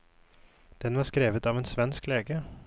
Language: Norwegian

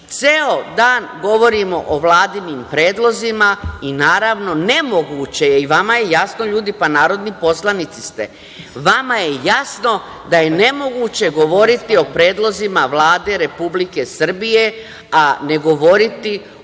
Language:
Serbian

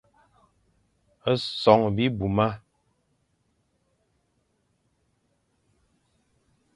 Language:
Fang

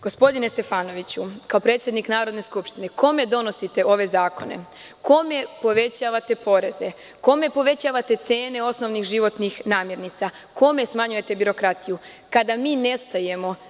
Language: Serbian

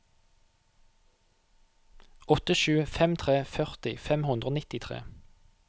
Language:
Norwegian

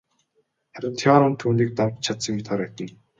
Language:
Mongolian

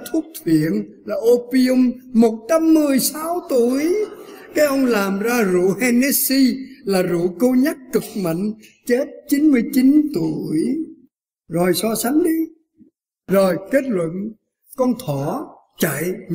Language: Vietnamese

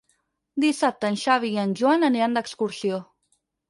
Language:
Catalan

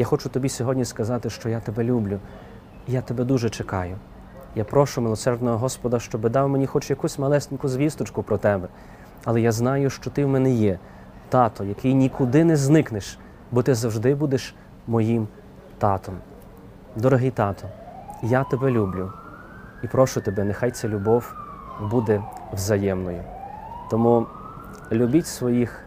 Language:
Ukrainian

